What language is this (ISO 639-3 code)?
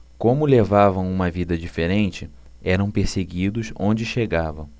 por